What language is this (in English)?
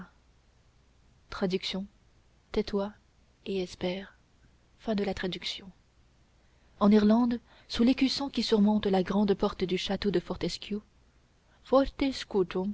French